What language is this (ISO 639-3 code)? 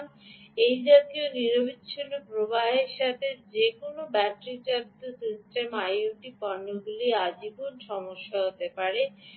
ben